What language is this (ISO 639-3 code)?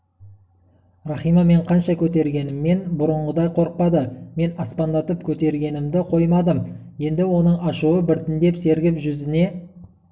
kaz